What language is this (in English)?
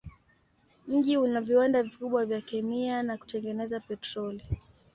Swahili